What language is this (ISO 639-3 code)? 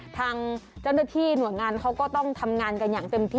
tha